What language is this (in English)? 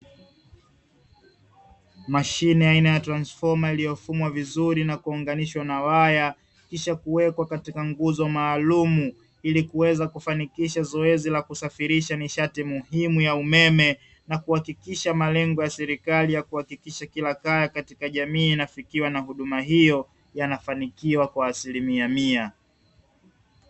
Swahili